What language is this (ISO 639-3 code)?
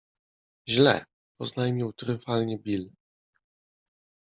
pol